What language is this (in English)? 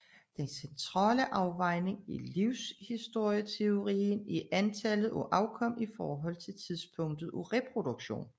Danish